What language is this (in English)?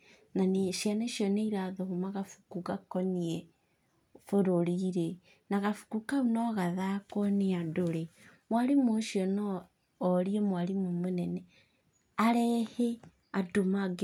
Kikuyu